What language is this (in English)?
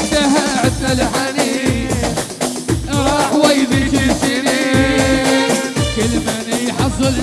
Arabic